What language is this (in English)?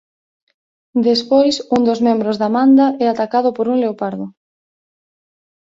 Galician